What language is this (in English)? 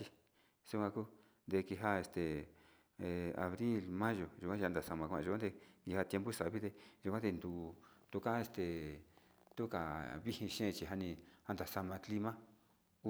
Sinicahua Mixtec